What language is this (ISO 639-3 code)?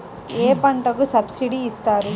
tel